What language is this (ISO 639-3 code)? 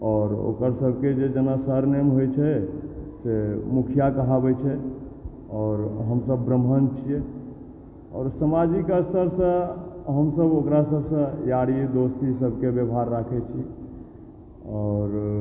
mai